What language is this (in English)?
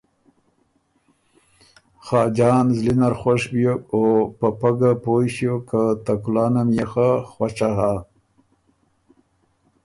Ormuri